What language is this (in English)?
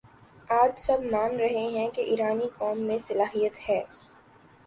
Urdu